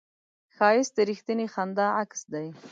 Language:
Pashto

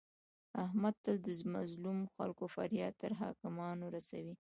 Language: Pashto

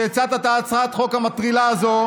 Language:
Hebrew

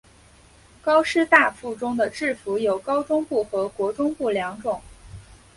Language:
Chinese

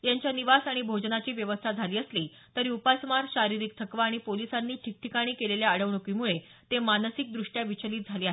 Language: Marathi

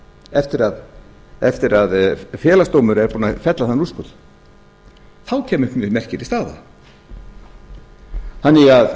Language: Icelandic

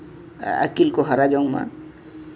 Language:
Santali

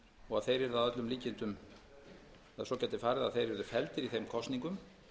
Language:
Icelandic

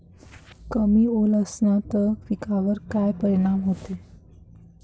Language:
Marathi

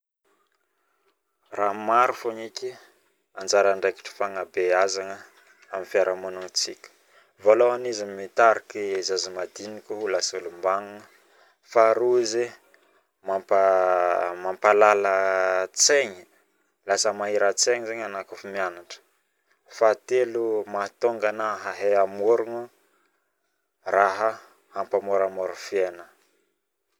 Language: Northern Betsimisaraka Malagasy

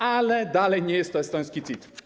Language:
Polish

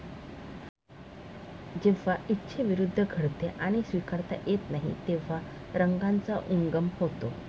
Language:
Marathi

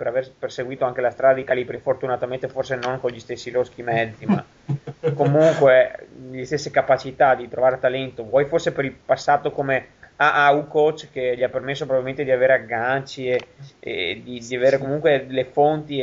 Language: Italian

